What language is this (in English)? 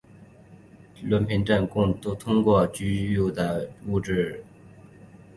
Chinese